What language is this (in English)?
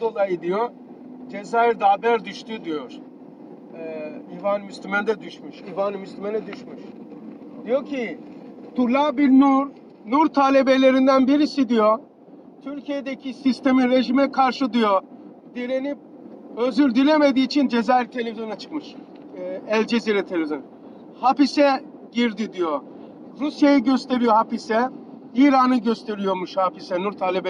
Turkish